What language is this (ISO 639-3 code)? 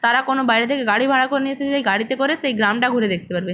ben